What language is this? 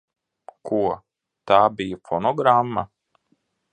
Latvian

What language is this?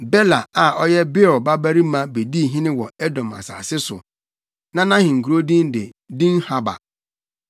Akan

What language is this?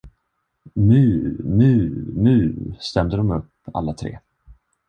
Swedish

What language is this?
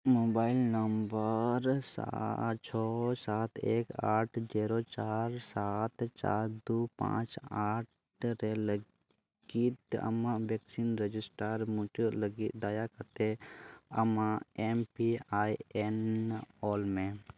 Santali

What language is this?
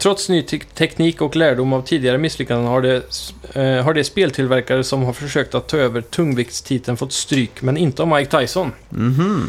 Swedish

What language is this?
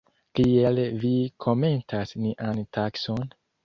Esperanto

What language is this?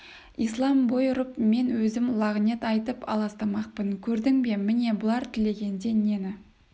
Kazakh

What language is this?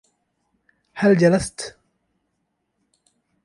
Arabic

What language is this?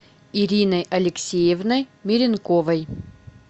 Russian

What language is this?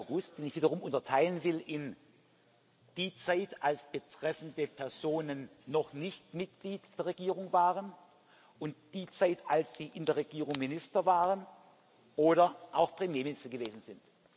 German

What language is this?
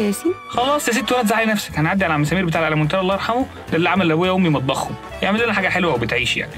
Arabic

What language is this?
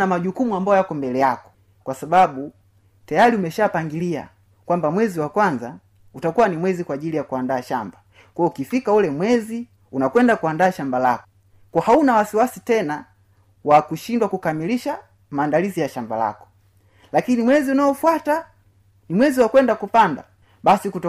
Swahili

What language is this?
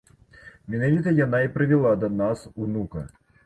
Belarusian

